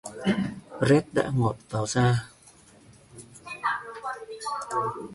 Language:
Vietnamese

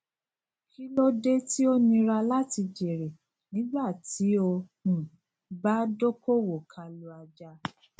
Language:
Yoruba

